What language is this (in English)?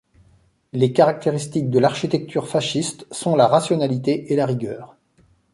French